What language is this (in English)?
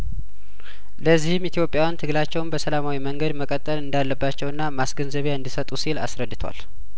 Amharic